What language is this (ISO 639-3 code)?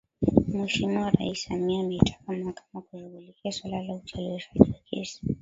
swa